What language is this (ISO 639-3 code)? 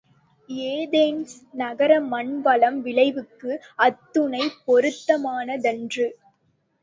tam